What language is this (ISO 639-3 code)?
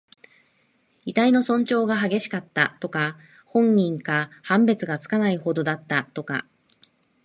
jpn